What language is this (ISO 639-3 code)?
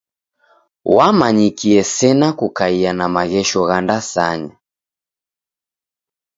dav